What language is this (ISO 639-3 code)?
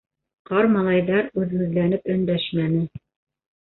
bak